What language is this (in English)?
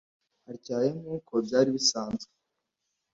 Kinyarwanda